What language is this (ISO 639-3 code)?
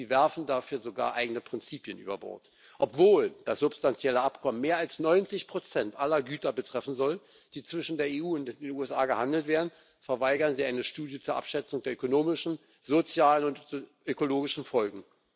deu